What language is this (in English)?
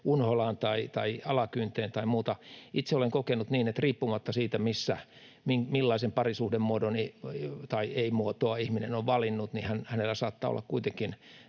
Finnish